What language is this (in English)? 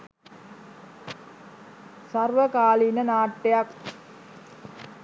Sinhala